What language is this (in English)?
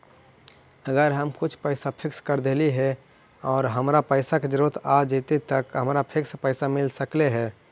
Magahi